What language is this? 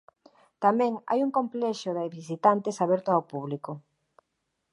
Galician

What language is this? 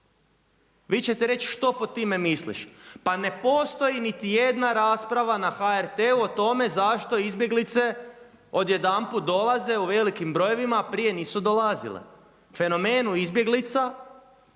Croatian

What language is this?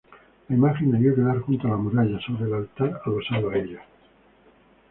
Spanish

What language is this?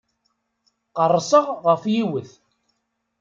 Kabyle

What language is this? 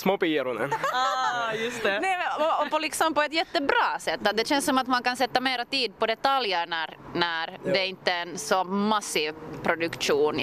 Swedish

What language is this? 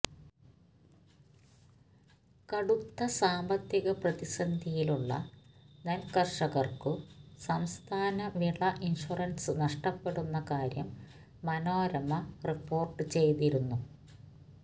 Malayalam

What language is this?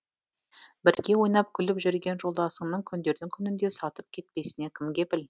Kazakh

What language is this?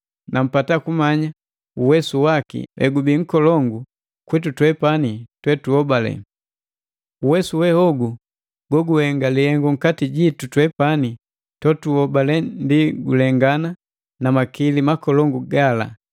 Matengo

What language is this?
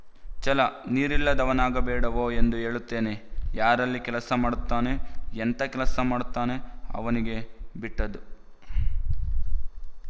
Kannada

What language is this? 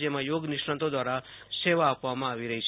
Gujarati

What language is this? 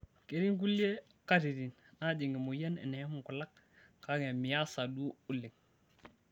Masai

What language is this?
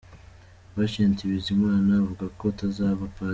Kinyarwanda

